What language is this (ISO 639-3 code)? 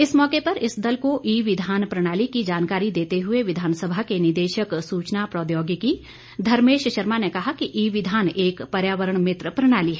hin